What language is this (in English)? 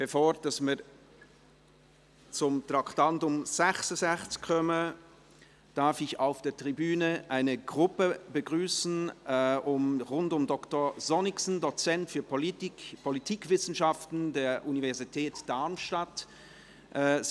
Swiss German